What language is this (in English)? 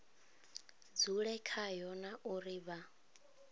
Venda